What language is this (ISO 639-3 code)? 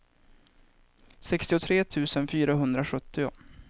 swe